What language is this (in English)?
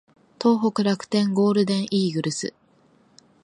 Japanese